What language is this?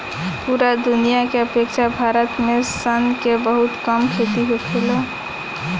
Bhojpuri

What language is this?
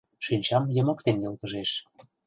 Mari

